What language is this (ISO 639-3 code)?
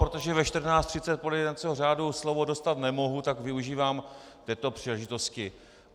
ces